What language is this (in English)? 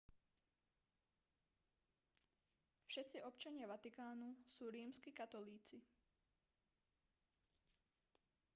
Slovak